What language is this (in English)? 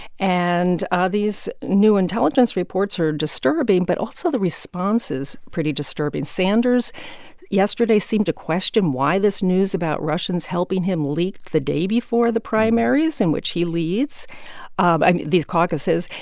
English